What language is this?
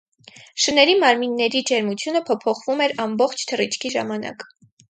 Armenian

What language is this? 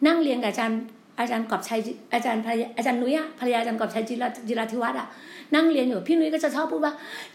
Thai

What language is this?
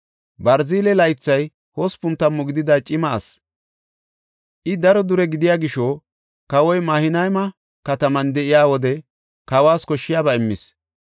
Gofa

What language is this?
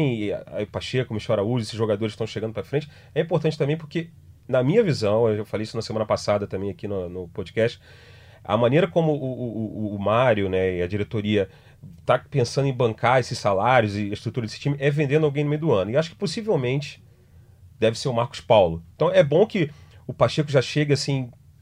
Portuguese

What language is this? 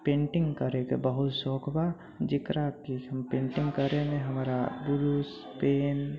Maithili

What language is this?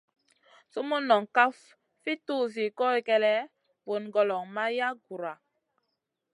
Masana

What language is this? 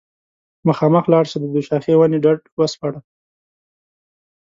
Pashto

